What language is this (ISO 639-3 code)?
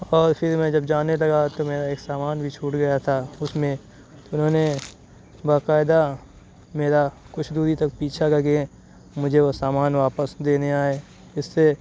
urd